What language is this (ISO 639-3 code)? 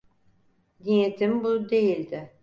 tur